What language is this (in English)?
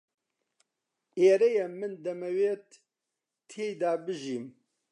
Central Kurdish